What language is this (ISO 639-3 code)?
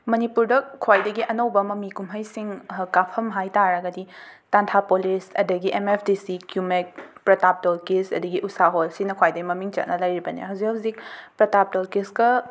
mni